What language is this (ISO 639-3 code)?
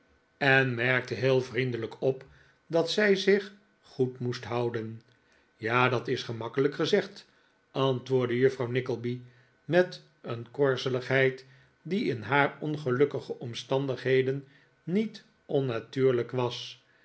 nld